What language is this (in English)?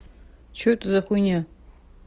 Russian